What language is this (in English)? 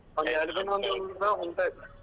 Kannada